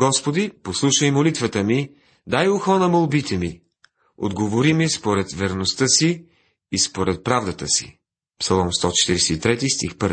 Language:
Bulgarian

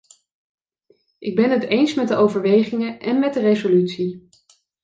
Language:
Dutch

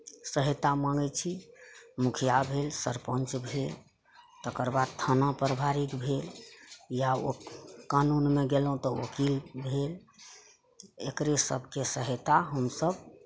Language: Maithili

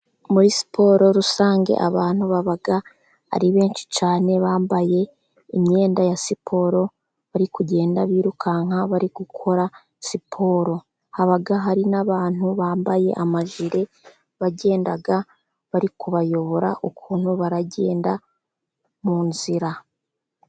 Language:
Kinyarwanda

